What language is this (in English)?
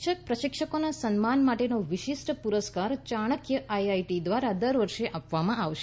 Gujarati